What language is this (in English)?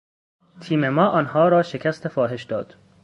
Persian